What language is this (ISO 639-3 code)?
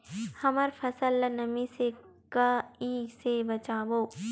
hne